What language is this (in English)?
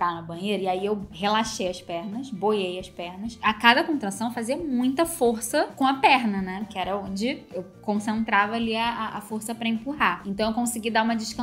Portuguese